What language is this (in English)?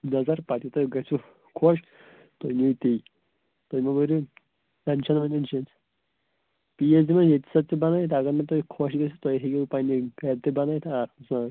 Kashmiri